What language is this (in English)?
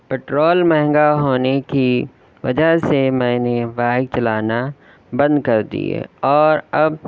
Urdu